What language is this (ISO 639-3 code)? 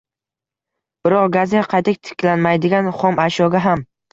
uzb